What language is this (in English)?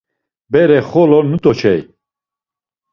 Laz